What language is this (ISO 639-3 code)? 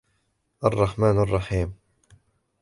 ara